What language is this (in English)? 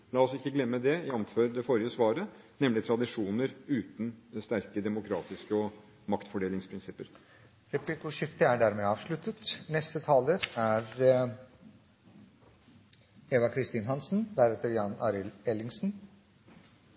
Norwegian Bokmål